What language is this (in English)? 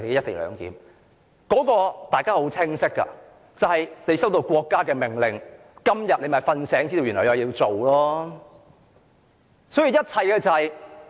Cantonese